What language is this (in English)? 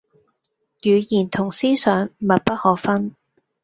Cantonese